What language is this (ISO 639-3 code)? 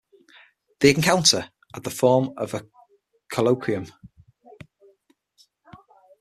eng